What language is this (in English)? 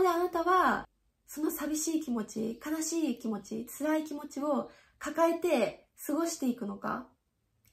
Japanese